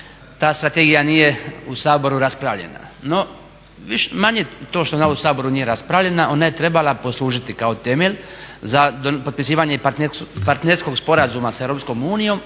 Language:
Croatian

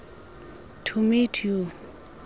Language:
Xhosa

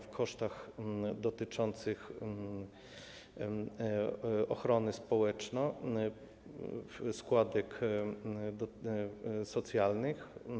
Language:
Polish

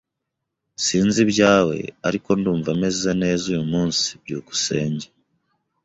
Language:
Kinyarwanda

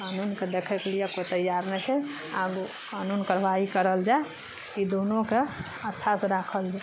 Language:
Maithili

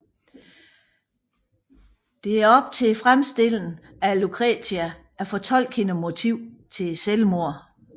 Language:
Danish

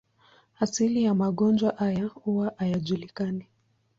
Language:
Swahili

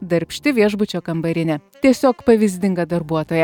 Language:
Lithuanian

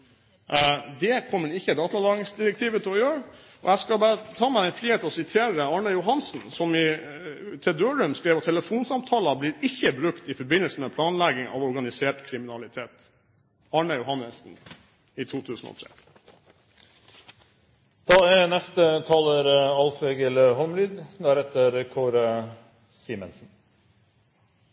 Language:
Norwegian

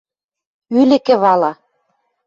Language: Western Mari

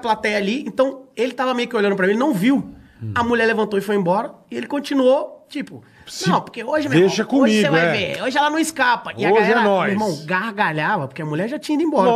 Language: Portuguese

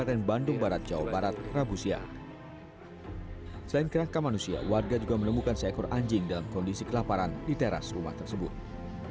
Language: Indonesian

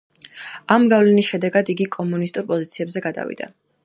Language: Georgian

